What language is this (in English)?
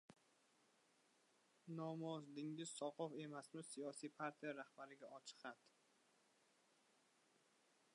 Uzbek